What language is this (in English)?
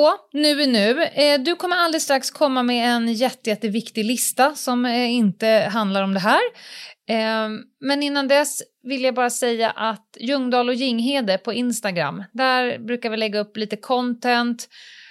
Swedish